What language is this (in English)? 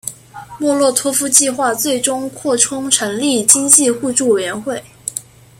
Chinese